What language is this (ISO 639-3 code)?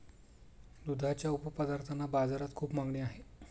mar